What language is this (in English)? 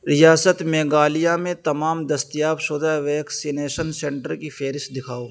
Urdu